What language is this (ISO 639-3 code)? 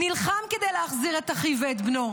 heb